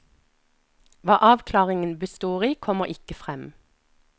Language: Norwegian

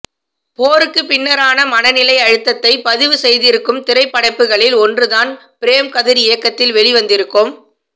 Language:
Tamil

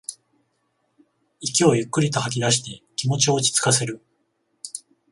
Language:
Japanese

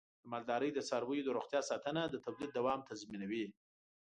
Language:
Pashto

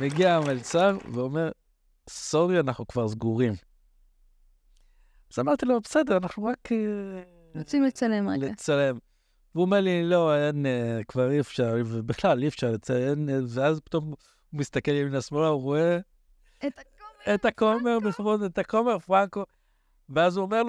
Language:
Hebrew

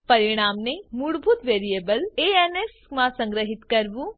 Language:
Gujarati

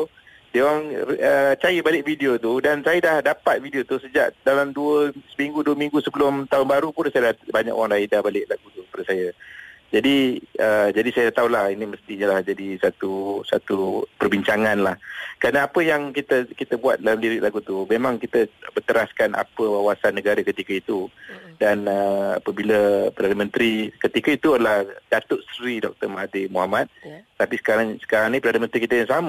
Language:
Malay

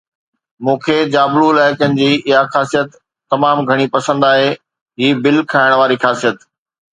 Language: Sindhi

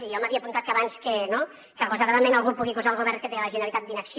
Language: Catalan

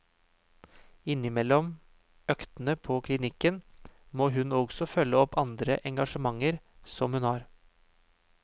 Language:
Norwegian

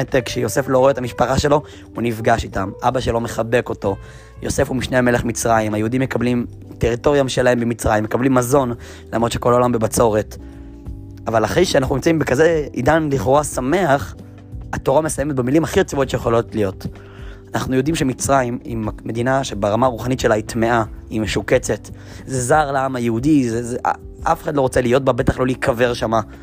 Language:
Hebrew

